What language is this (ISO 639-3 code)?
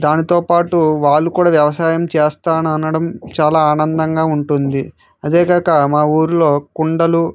tel